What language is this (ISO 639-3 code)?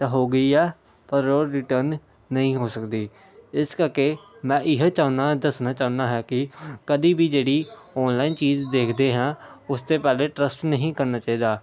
pan